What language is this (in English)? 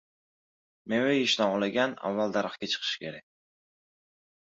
Uzbek